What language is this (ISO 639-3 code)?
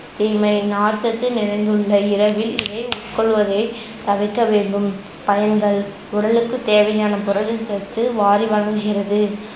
tam